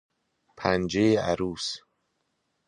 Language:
Persian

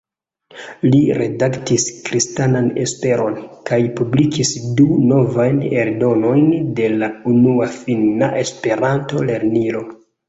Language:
Esperanto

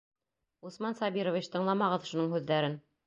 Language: Bashkir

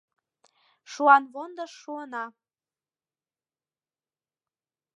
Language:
Mari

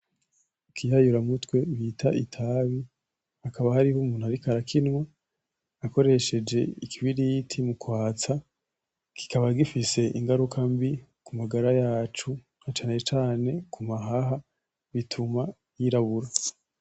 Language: Rundi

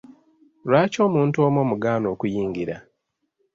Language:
Ganda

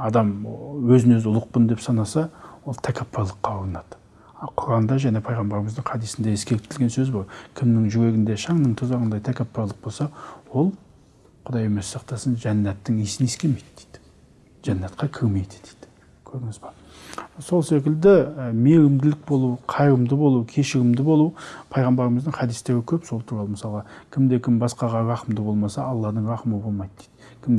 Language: Turkish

